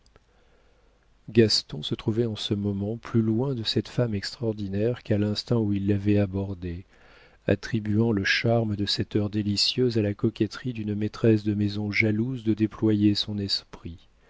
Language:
French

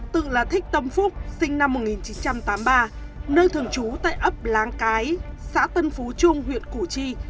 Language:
Vietnamese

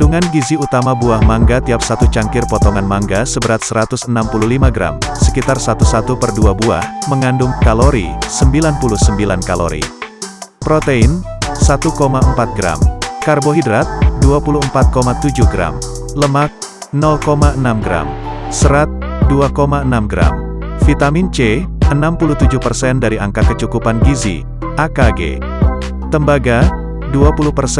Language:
Indonesian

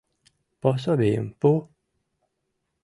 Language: Mari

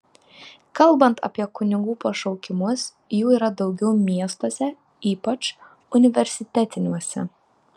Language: Lithuanian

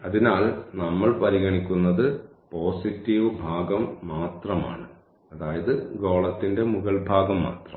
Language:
Malayalam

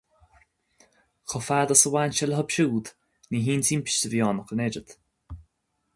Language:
Irish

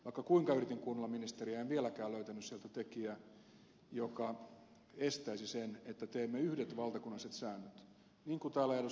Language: Finnish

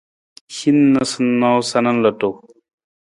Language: Nawdm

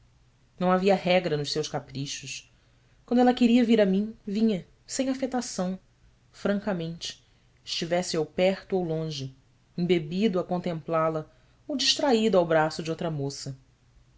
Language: Portuguese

